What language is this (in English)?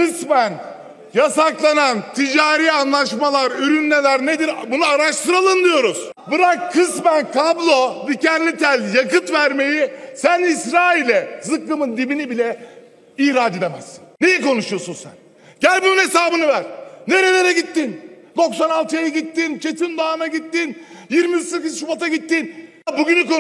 Turkish